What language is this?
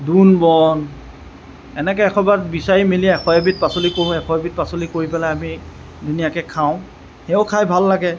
Assamese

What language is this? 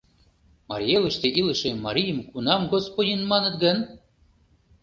Mari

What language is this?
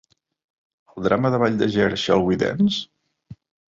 Catalan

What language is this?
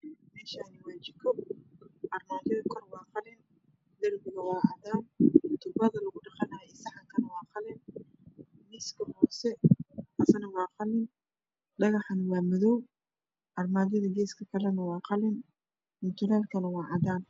Somali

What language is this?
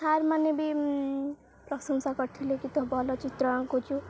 Odia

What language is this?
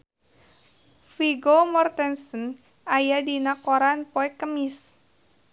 Sundanese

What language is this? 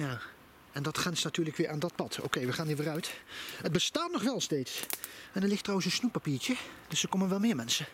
Dutch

